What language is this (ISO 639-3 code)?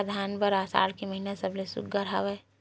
hne